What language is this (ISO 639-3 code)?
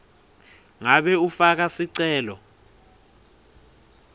ssw